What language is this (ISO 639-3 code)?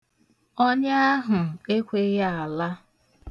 ibo